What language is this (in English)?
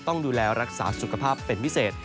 Thai